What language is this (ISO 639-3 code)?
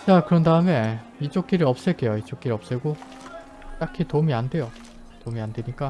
kor